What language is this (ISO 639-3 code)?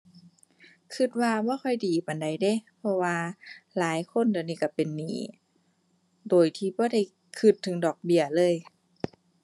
tha